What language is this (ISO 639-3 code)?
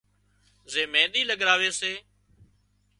kxp